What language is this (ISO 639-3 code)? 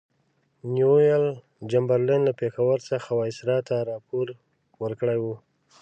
pus